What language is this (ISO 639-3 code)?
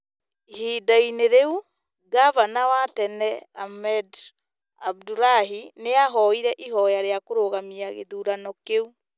kik